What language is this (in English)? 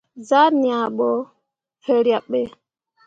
Mundang